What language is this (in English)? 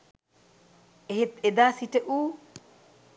Sinhala